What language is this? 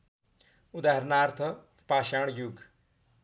Nepali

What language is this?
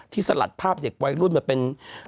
Thai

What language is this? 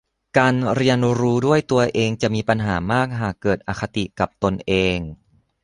Thai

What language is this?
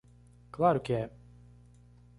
Portuguese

